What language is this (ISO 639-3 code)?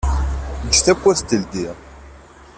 kab